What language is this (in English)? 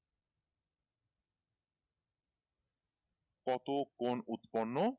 Bangla